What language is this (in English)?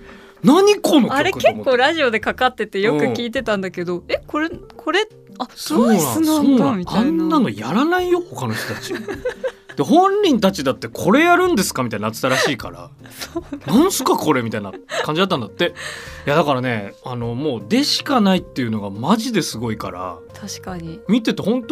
Japanese